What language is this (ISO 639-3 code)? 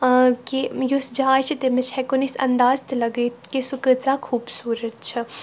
kas